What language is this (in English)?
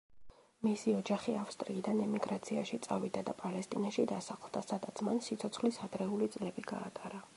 Georgian